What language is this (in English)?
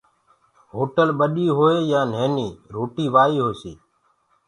Gurgula